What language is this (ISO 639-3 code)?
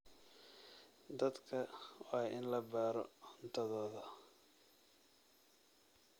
som